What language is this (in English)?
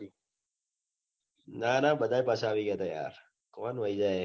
Gujarati